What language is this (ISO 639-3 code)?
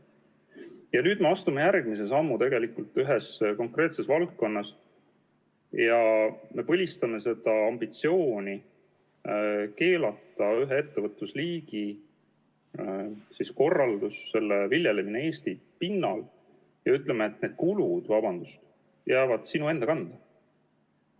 est